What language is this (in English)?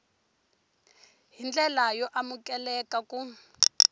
Tsonga